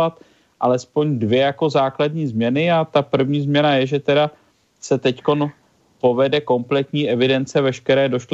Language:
Czech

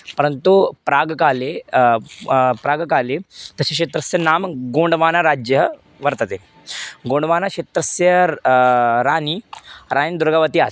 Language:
Sanskrit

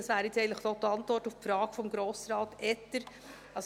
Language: Swiss German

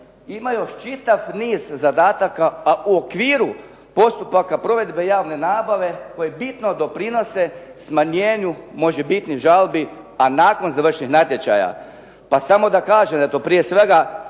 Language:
Croatian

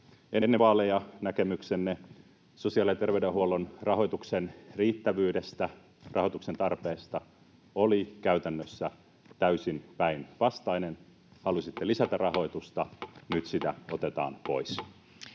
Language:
Finnish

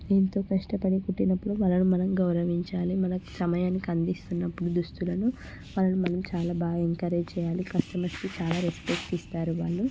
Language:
Telugu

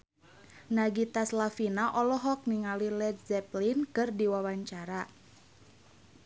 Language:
Sundanese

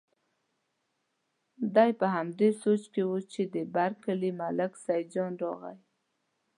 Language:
Pashto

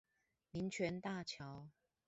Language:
Chinese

